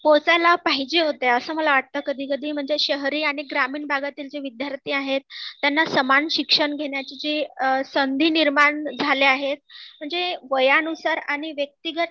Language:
Marathi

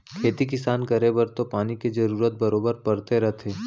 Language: Chhattisgarhi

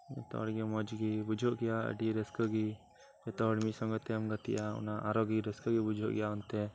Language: Santali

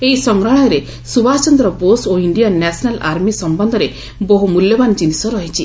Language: Odia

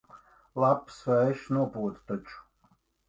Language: Latvian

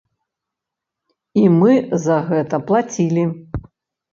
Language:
Belarusian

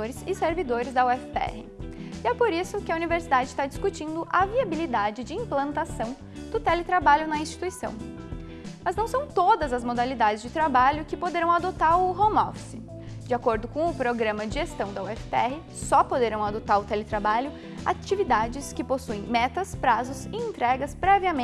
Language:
Portuguese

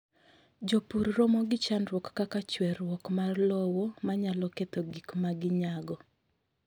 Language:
Luo (Kenya and Tanzania)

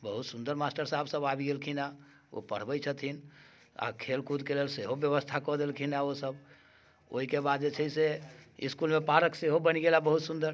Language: Maithili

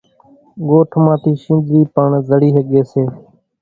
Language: Kachi Koli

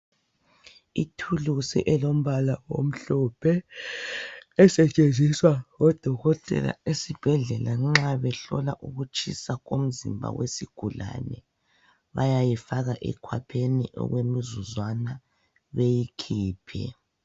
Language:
North Ndebele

